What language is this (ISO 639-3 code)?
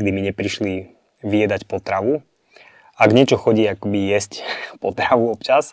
slk